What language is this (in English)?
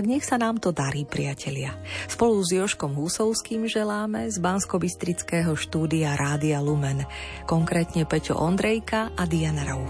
Slovak